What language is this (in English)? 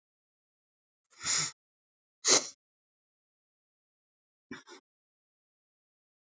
Icelandic